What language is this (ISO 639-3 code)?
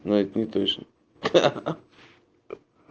rus